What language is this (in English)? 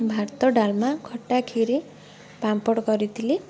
Odia